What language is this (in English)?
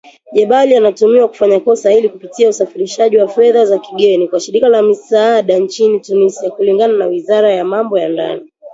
Swahili